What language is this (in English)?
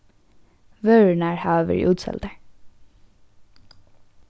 Faroese